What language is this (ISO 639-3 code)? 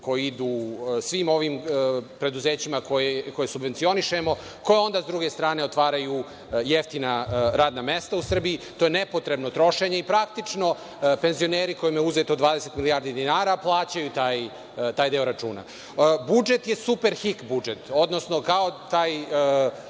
srp